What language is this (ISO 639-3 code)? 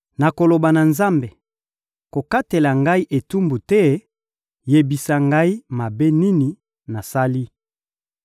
lin